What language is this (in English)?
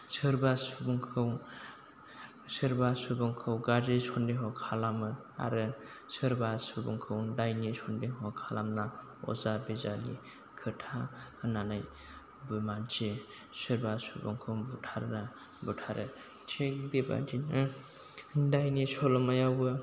Bodo